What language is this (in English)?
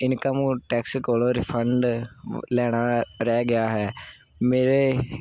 Punjabi